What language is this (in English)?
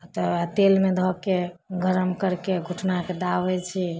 Maithili